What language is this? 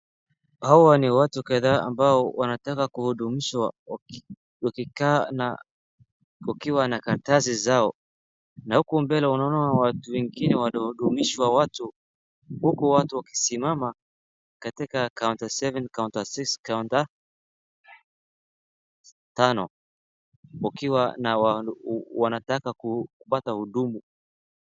Swahili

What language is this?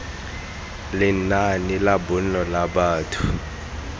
Tswana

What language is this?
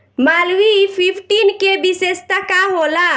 Bhojpuri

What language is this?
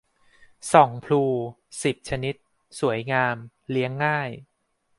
Thai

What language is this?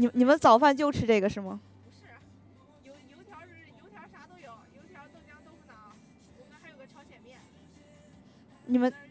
Chinese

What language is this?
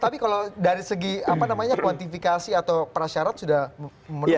Indonesian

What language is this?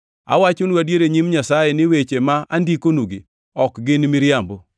Luo (Kenya and Tanzania)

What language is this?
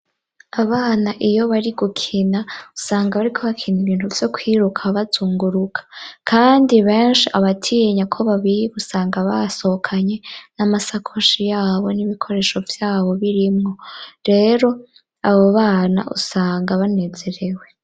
Rundi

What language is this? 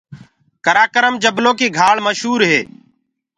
Gurgula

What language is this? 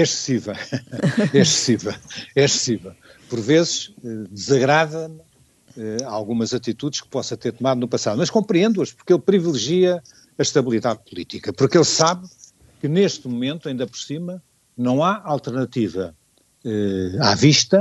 Portuguese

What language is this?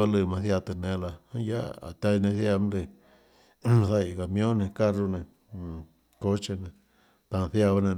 Tlacoatzintepec Chinantec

